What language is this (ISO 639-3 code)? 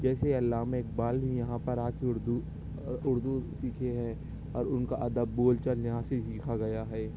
urd